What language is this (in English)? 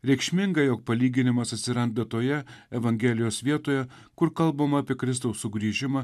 Lithuanian